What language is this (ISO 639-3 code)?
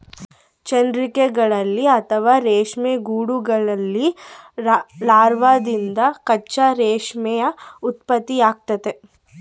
kan